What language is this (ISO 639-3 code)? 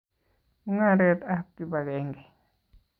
kln